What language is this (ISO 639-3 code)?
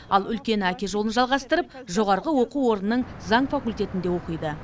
kaz